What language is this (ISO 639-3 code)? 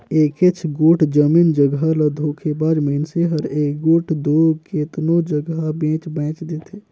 hne